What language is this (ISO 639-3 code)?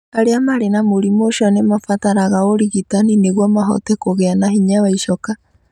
kik